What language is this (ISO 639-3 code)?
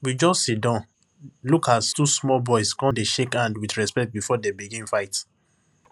pcm